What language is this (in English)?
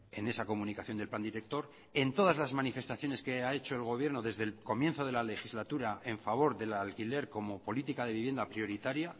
Spanish